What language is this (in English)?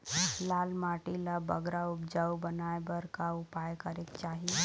Chhattisgarhi